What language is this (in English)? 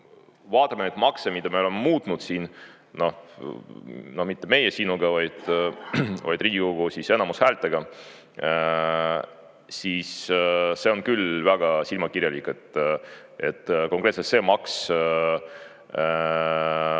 Estonian